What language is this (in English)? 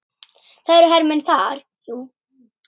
Icelandic